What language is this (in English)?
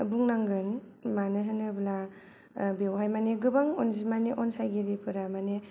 Bodo